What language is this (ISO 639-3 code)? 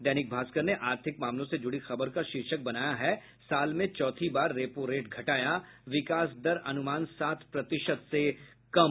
hin